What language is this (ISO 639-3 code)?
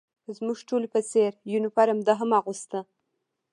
pus